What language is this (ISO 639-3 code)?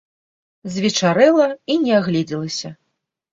bel